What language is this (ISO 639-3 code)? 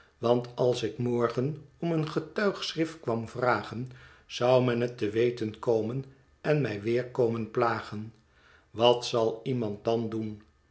nld